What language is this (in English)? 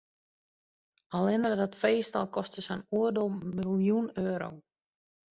Western Frisian